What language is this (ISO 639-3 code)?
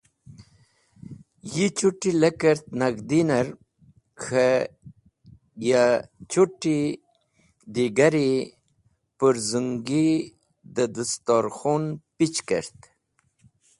wbl